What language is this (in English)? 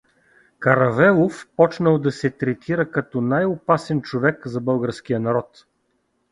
Bulgarian